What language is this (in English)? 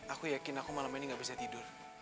Indonesian